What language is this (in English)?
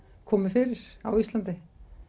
Icelandic